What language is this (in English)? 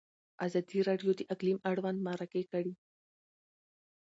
Pashto